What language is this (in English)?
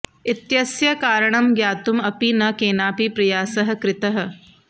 Sanskrit